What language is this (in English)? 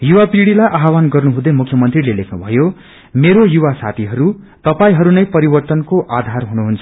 Nepali